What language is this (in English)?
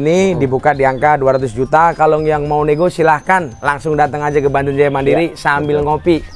Indonesian